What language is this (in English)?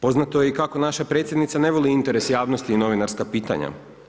Croatian